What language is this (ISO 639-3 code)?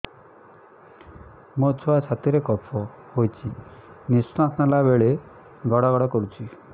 ori